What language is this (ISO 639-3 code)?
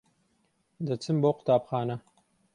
ckb